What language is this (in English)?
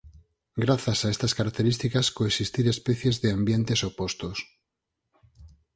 Galician